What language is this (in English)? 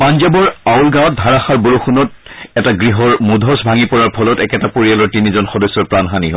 Assamese